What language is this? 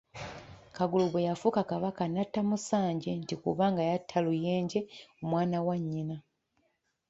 Ganda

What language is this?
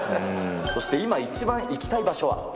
Japanese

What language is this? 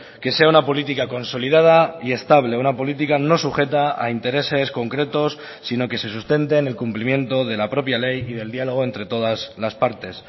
Spanish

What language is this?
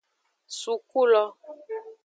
Aja (Benin)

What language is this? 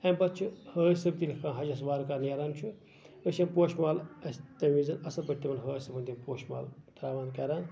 Kashmiri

